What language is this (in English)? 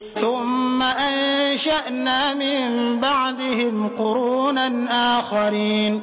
Arabic